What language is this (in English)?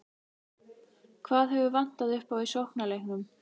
Icelandic